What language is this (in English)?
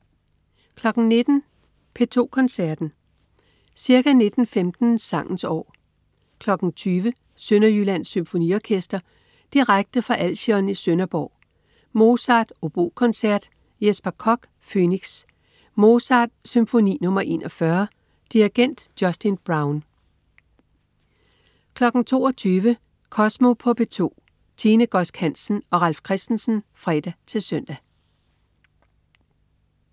Danish